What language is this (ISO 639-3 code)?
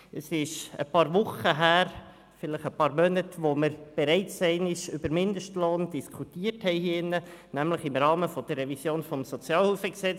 gsw